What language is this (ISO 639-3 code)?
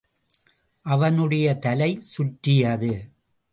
tam